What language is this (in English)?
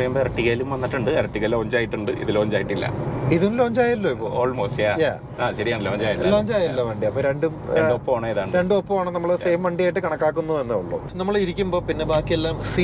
Malayalam